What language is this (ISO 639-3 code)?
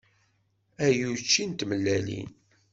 kab